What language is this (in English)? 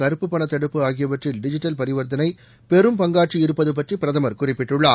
Tamil